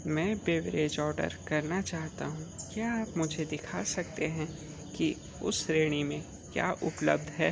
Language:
Hindi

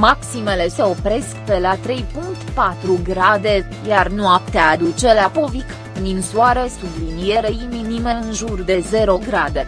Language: Romanian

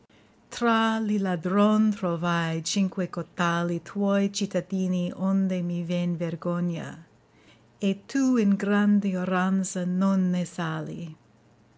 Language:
Italian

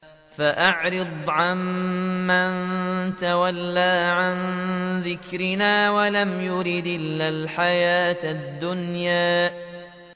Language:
Arabic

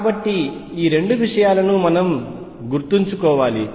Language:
Telugu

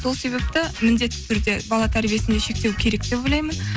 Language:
Kazakh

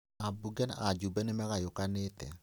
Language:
Kikuyu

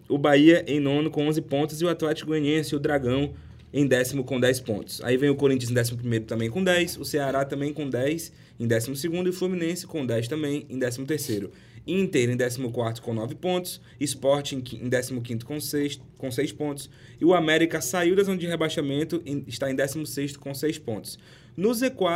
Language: Portuguese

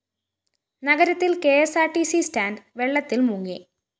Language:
Malayalam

